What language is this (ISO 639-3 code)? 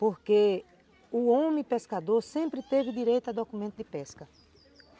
por